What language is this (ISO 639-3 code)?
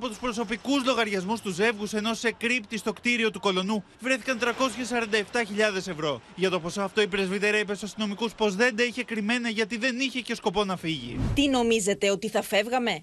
ell